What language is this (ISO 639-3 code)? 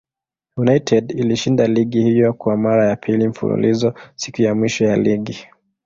swa